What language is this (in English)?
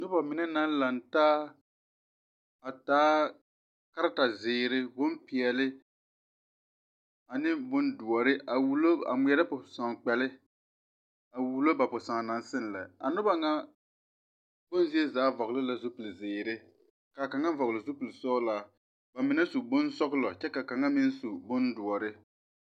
Southern Dagaare